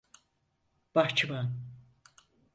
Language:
Turkish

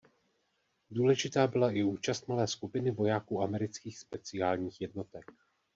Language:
Czech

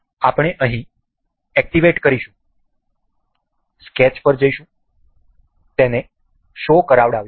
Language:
Gujarati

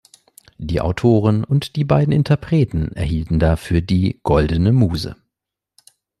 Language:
German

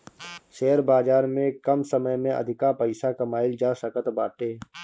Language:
Bhojpuri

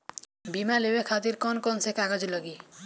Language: Bhojpuri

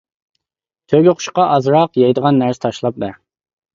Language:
Uyghur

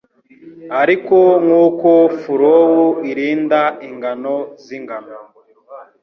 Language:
Kinyarwanda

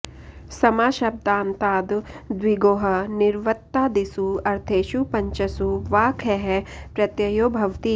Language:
Sanskrit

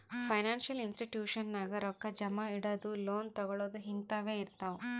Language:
Kannada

